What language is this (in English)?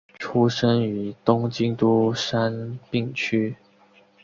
Chinese